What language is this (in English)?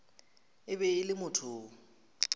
Northern Sotho